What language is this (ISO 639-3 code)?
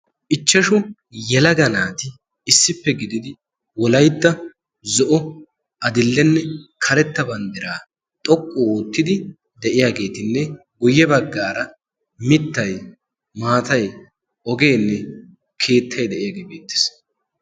wal